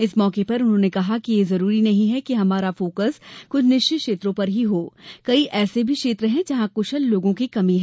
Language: Hindi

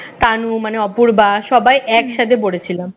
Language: Bangla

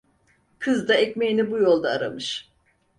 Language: Turkish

